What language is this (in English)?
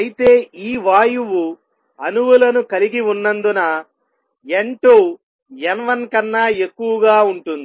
Telugu